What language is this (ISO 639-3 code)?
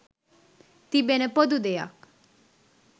sin